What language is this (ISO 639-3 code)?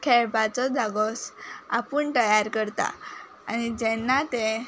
kok